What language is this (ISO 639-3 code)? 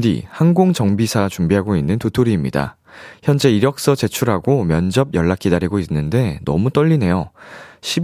kor